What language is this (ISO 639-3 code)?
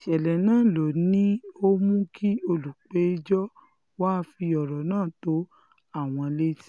yor